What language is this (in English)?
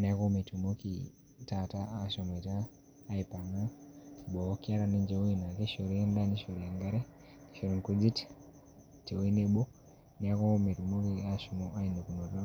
Masai